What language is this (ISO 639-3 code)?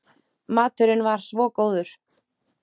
isl